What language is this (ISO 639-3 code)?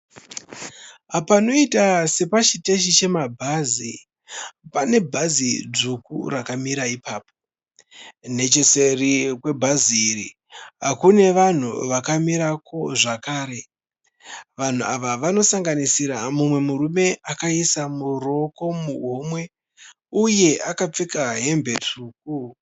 sna